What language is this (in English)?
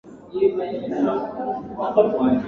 Swahili